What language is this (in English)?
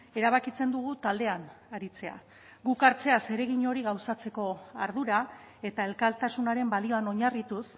Basque